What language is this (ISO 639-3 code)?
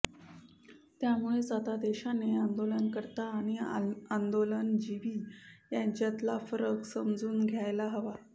mar